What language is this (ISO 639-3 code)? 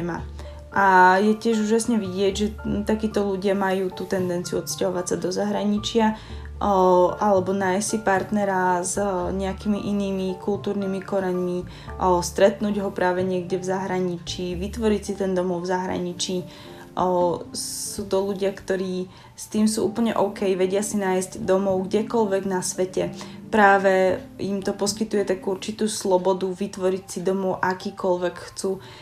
slk